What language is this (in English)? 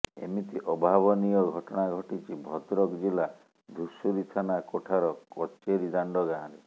Odia